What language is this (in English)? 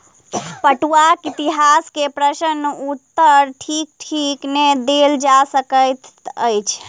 Maithili